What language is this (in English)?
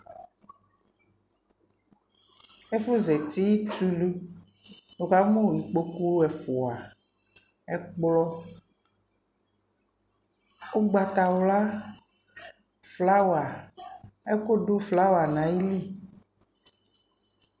Ikposo